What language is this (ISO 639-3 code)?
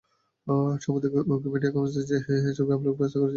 ben